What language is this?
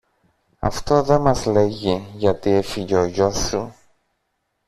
Greek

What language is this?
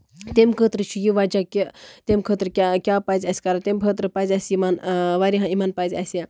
Kashmiri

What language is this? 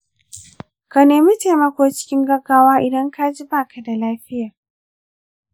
Hausa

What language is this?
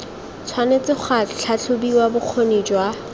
Tswana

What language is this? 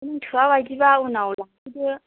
Bodo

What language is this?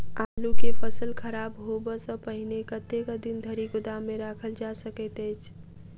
Maithili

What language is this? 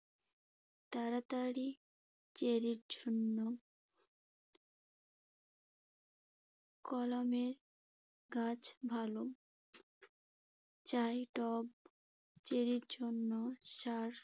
Bangla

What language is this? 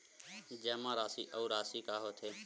Chhattisgarhi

